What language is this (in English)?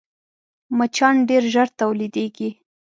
Pashto